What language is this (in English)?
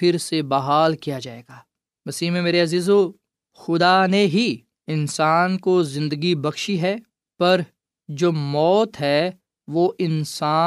Urdu